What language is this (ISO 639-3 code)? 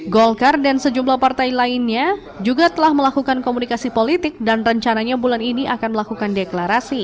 ind